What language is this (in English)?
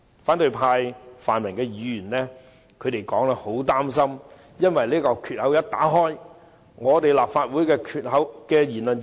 Cantonese